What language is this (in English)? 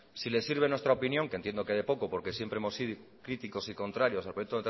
Spanish